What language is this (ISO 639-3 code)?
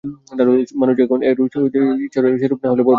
ben